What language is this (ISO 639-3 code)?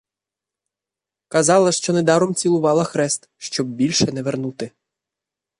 ukr